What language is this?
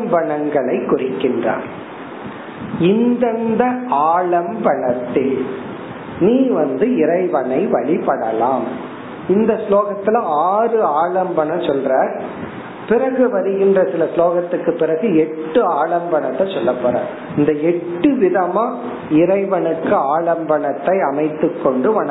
Tamil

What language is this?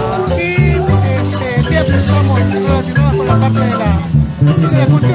Spanish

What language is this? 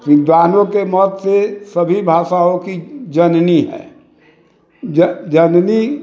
Maithili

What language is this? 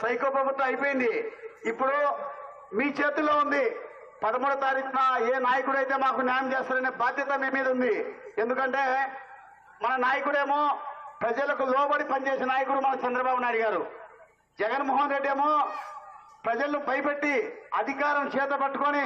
Telugu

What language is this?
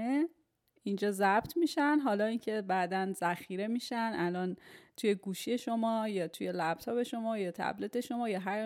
Persian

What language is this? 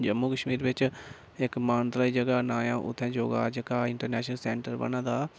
Dogri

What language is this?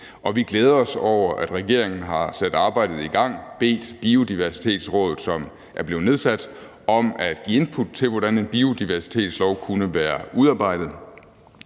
Danish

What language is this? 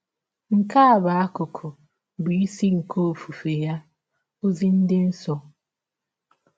Igbo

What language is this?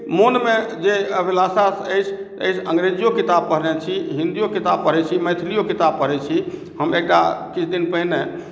Maithili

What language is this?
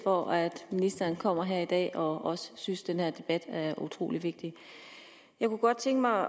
Danish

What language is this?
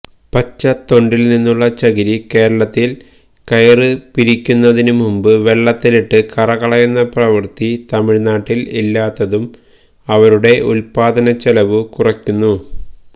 Malayalam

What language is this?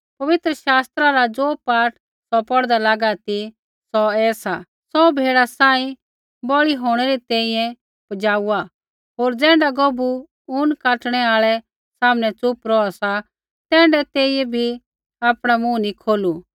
Kullu Pahari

